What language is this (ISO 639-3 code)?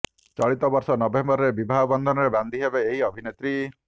ori